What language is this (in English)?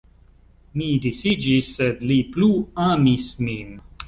Esperanto